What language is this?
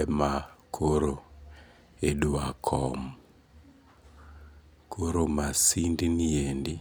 Luo (Kenya and Tanzania)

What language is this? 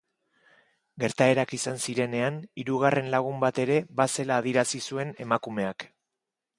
Basque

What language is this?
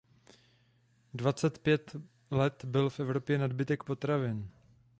Czech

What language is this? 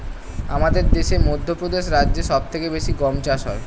Bangla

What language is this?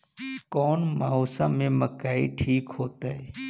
Magahi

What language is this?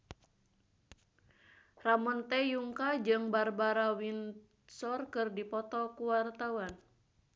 Sundanese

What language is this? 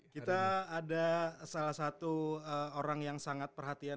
Indonesian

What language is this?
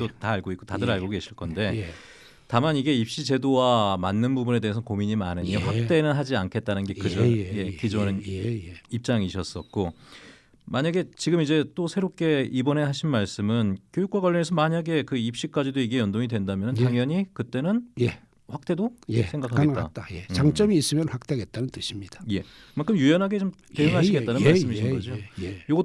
Korean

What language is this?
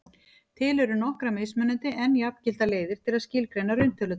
Icelandic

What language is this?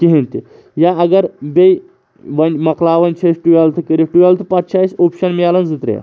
Kashmiri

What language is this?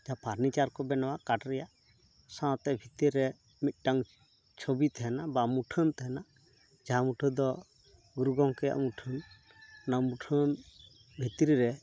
Santali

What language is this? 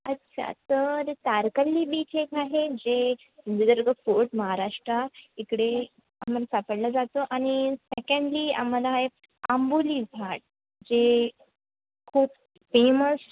Marathi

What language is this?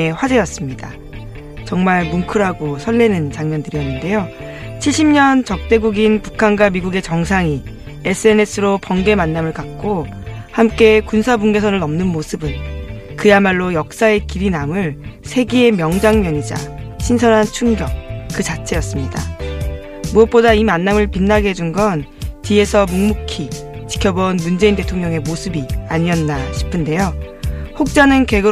Korean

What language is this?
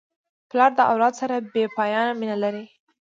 Pashto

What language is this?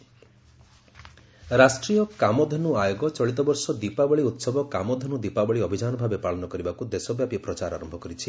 Odia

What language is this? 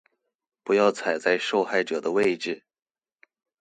Chinese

